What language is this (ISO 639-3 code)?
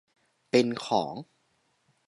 tha